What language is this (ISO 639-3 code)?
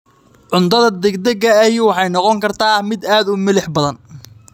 som